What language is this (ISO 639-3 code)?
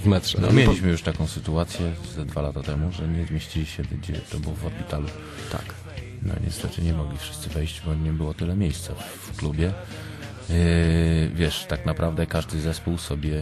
pol